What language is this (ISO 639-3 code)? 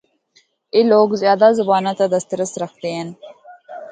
hno